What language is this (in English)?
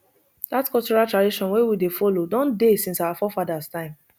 Nigerian Pidgin